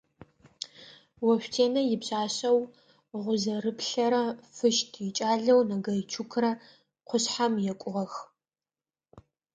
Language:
Adyghe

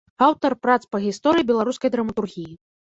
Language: Belarusian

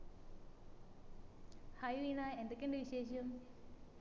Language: Malayalam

